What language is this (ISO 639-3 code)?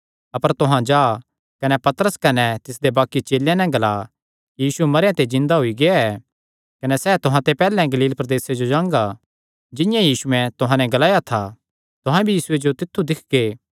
xnr